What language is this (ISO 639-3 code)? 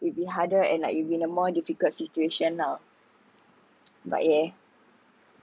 eng